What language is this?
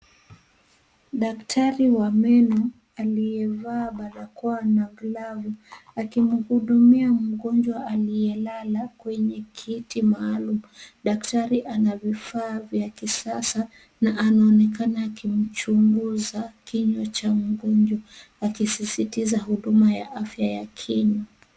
Swahili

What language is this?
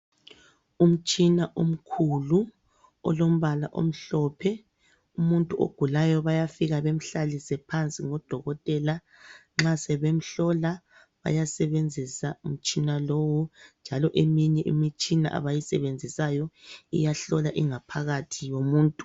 North Ndebele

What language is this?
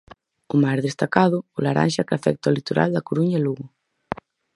Galician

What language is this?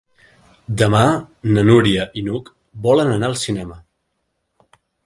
Catalan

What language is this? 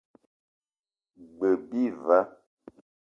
Eton (Cameroon)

